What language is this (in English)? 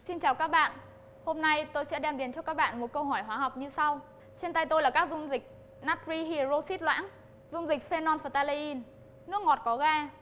Vietnamese